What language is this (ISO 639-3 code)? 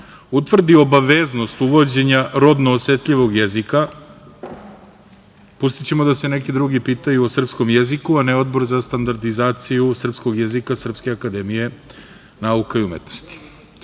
srp